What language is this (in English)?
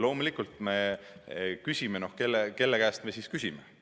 Estonian